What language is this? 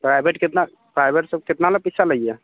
Maithili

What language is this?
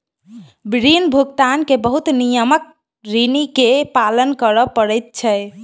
Maithili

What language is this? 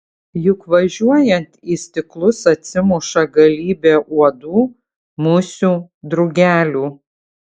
Lithuanian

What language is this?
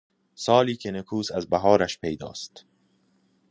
Persian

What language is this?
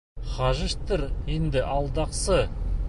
Bashkir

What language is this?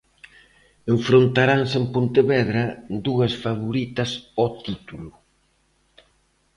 Galician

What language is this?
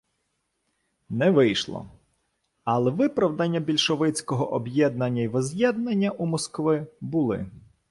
Ukrainian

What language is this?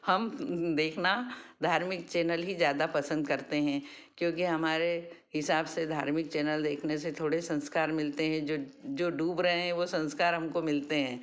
Hindi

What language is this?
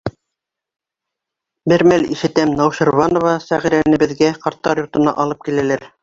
Bashkir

